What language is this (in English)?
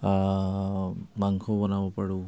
Assamese